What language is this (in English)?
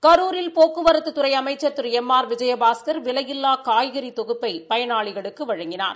Tamil